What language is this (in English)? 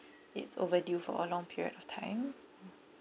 English